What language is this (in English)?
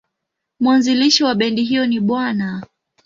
Swahili